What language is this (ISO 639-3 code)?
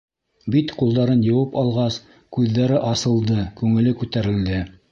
bak